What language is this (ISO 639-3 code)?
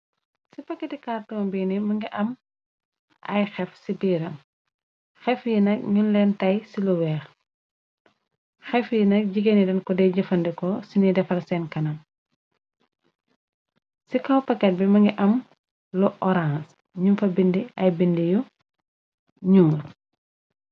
wol